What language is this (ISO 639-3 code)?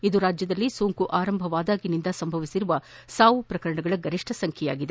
kan